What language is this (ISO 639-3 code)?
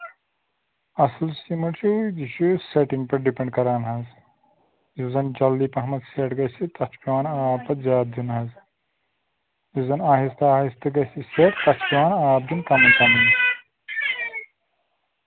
kas